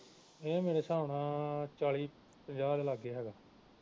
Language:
Punjabi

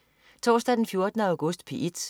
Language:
Danish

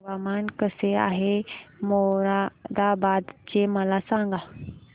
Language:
Marathi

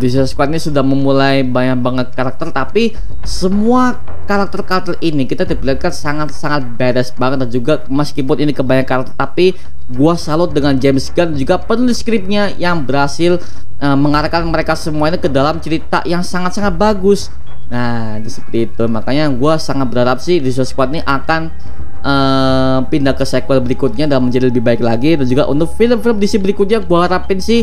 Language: Indonesian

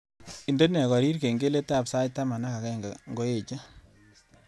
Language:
Kalenjin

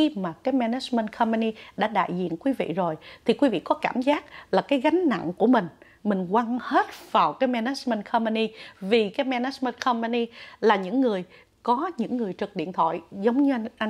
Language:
Vietnamese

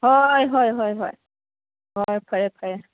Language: Manipuri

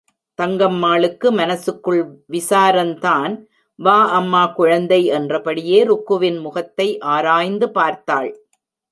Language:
Tamil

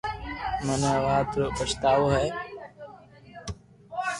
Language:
Loarki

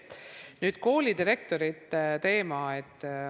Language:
Estonian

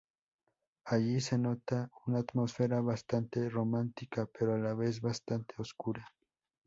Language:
Spanish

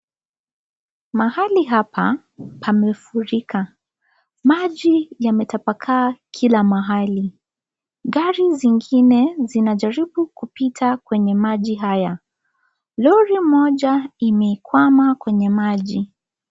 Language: Swahili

